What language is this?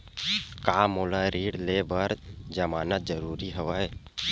Chhattisgarhi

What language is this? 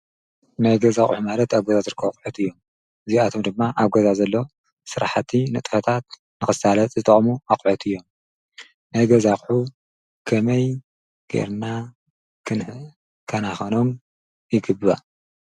Tigrinya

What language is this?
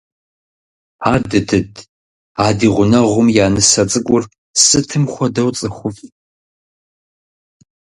Kabardian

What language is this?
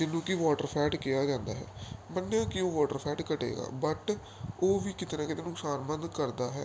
Punjabi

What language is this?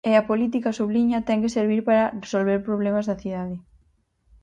Galician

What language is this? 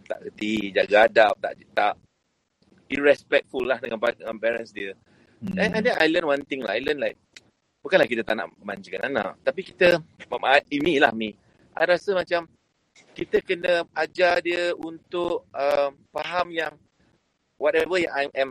Malay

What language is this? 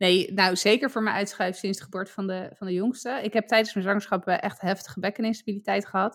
Dutch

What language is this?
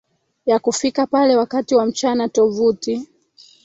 Swahili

